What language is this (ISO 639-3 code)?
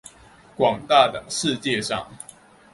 zho